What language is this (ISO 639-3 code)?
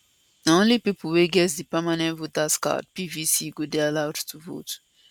pcm